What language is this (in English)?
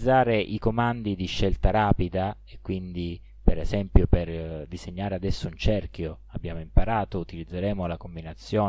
Italian